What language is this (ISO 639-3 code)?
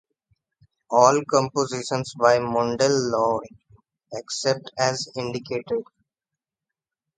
eng